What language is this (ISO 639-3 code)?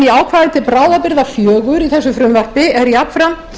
isl